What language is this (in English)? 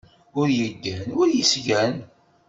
Kabyle